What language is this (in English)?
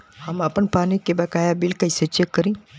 Bhojpuri